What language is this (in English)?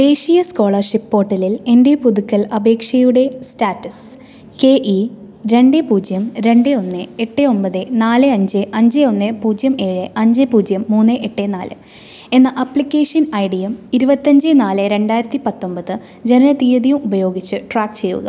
Malayalam